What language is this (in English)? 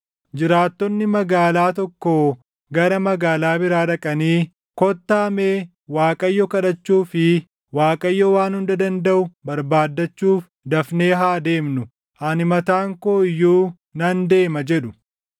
Oromo